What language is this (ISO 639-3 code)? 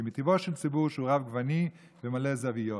heb